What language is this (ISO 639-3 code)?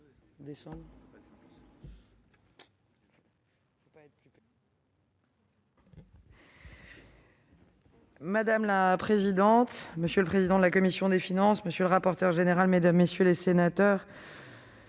fra